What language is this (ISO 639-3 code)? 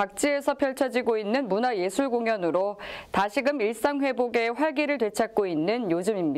kor